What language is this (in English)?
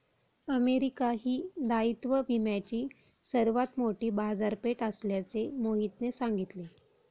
Marathi